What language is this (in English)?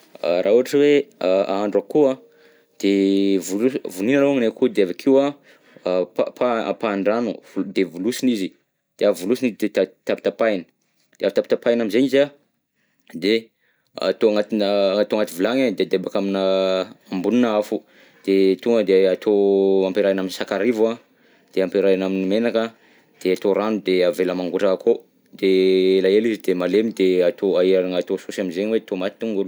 Southern Betsimisaraka Malagasy